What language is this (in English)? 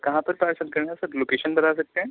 Hindi